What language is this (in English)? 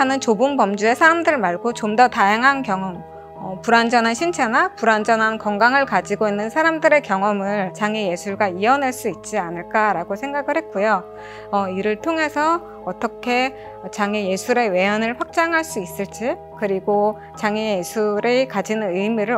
Korean